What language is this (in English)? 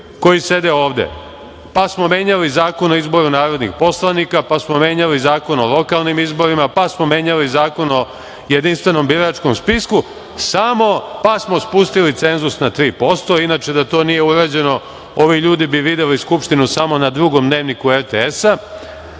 Serbian